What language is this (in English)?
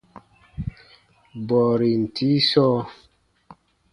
Baatonum